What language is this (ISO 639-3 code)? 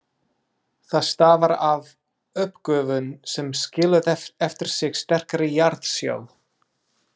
isl